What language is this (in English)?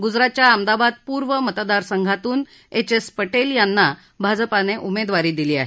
Marathi